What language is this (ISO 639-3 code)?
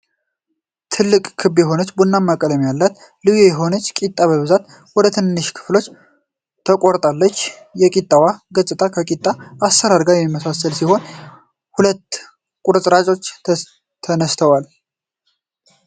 amh